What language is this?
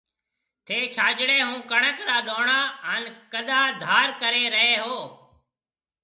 Marwari (Pakistan)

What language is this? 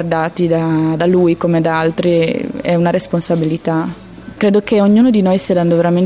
Italian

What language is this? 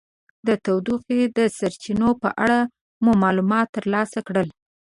Pashto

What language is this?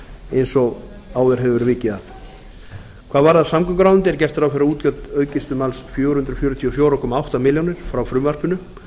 Icelandic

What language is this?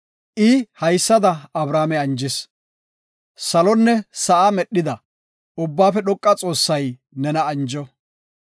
Gofa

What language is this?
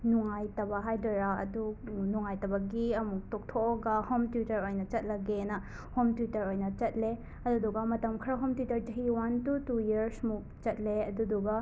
Manipuri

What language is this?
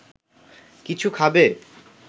Bangla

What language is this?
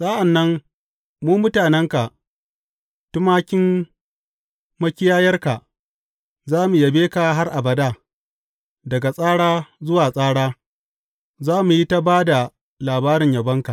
Hausa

